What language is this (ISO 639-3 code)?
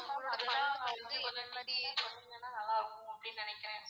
tam